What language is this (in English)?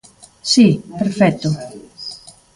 Galician